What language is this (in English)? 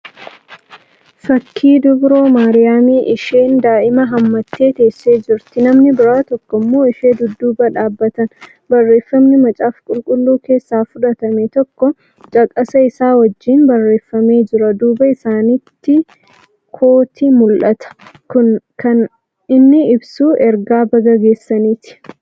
Oromo